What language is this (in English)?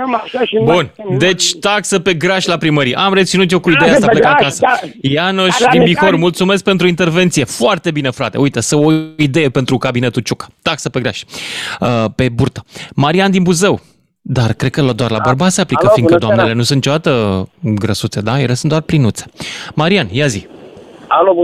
Romanian